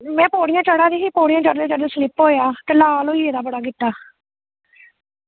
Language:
Dogri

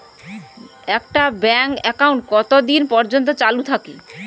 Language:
Bangla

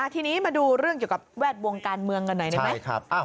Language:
Thai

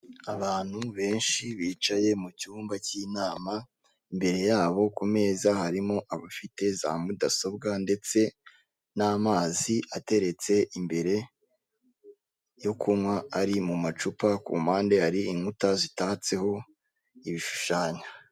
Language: Kinyarwanda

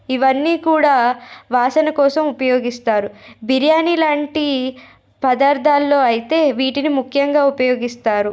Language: Telugu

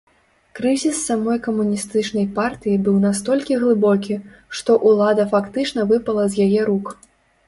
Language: Belarusian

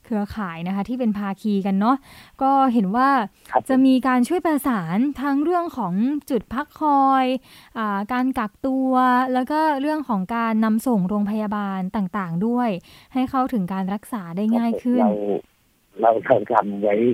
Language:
Thai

